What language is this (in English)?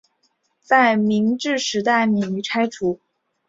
Chinese